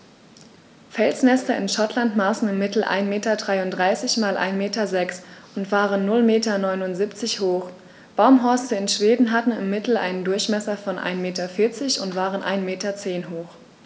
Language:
German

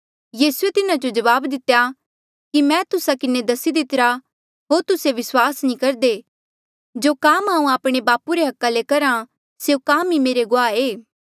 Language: Mandeali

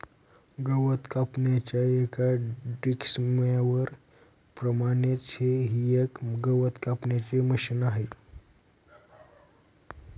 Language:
Marathi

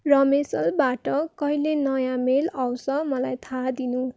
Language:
Nepali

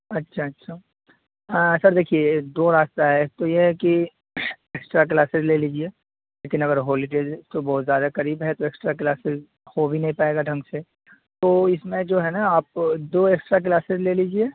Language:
Urdu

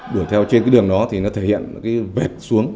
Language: Vietnamese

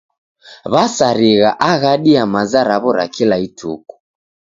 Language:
Taita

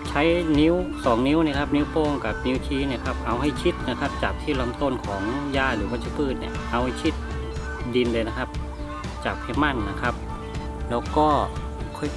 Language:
Thai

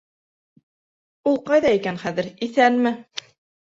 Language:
Bashkir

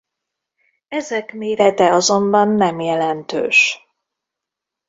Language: Hungarian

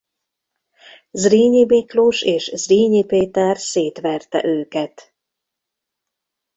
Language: Hungarian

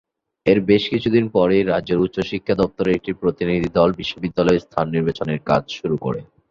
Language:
Bangla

